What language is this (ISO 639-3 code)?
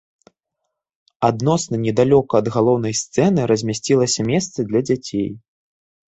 bel